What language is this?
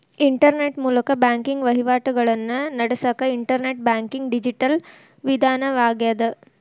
Kannada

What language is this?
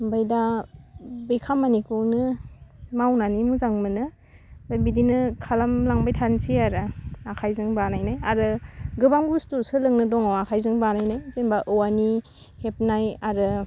Bodo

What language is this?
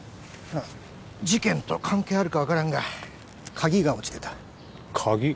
Japanese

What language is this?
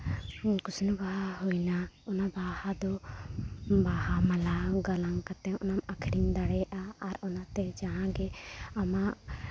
Santali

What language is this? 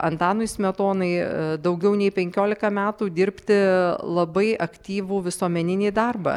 Lithuanian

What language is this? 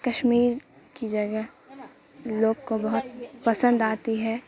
Urdu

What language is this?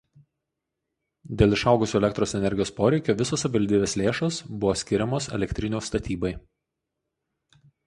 Lithuanian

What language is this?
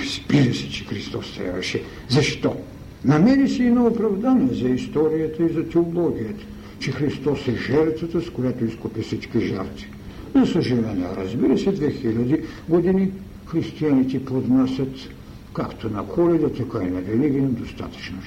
Bulgarian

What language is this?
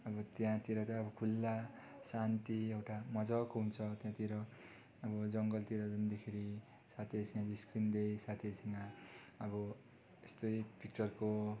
Nepali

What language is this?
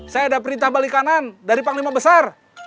Indonesian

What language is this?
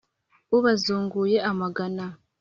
Kinyarwanda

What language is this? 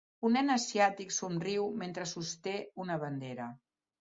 Catalan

